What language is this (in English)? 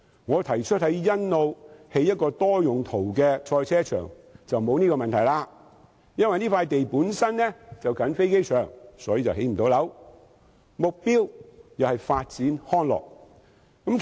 Cantonese